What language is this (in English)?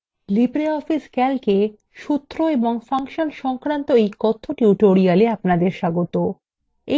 Bangla